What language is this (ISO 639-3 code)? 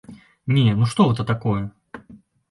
bel